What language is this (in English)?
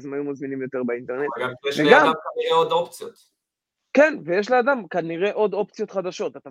Hebrew